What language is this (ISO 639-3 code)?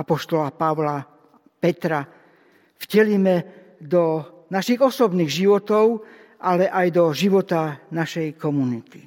slk